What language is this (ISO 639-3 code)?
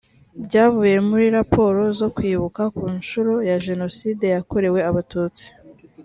kin